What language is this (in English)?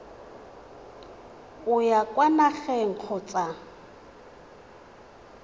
Tswana